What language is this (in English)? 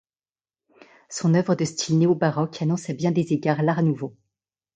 French